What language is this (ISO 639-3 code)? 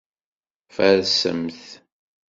kab